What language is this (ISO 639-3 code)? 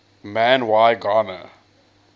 eng